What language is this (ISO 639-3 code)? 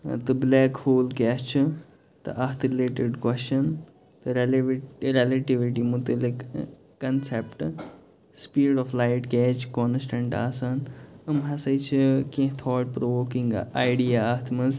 kas